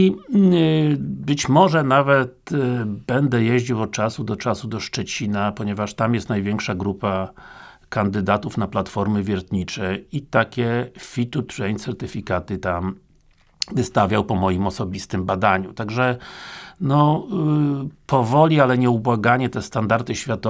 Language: Polish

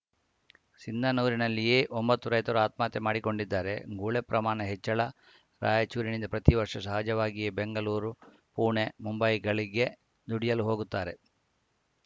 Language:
Kannada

